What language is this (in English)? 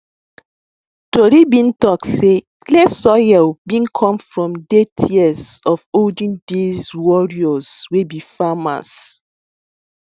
Nigerian Pidgin